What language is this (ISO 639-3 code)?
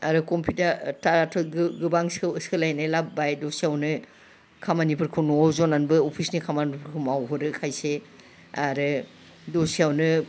brx